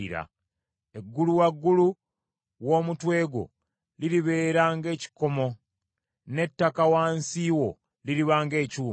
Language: Ganda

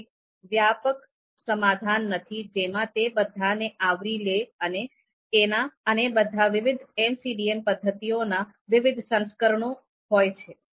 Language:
Gujarati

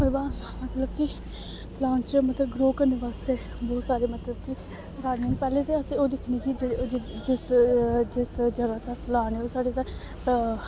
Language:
Dogri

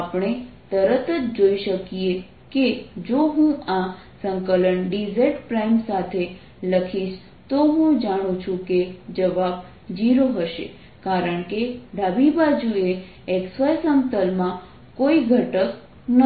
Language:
Gujarati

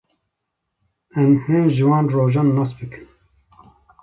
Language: Kurdish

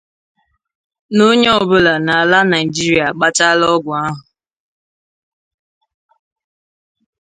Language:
Igbo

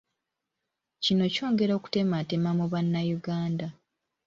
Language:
Ganda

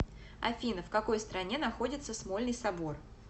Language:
Russian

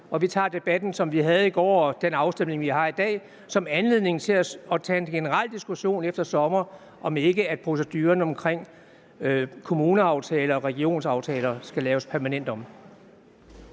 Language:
Danish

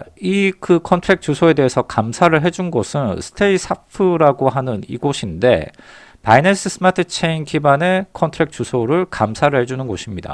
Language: Korean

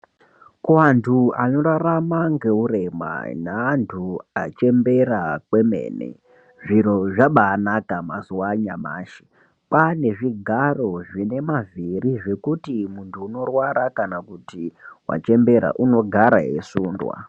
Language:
Ndau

